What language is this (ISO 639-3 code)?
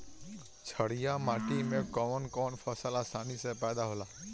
bho